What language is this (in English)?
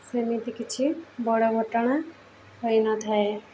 Odia